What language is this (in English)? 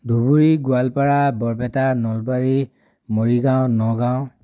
Assamese